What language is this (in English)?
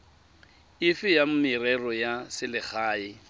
Tswana